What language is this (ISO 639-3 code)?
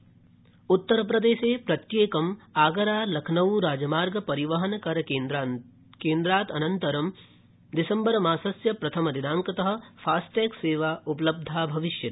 san